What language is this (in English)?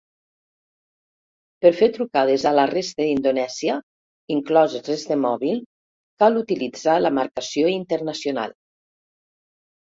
Catalan